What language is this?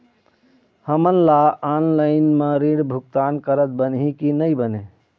Chhattisgarhi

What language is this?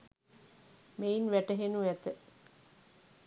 Sinhala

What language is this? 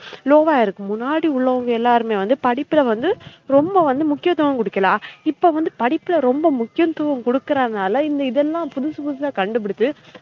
Tamil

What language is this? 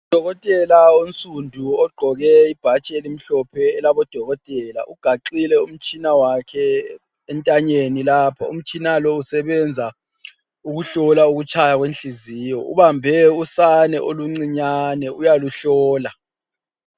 North Ndebele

